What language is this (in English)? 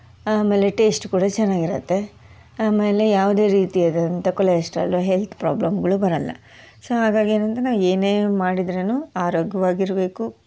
Kannada